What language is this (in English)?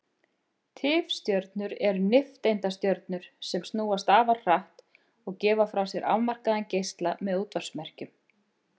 Icelandic